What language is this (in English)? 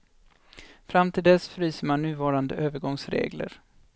Swedish